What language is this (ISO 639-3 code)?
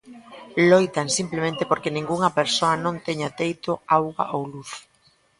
glg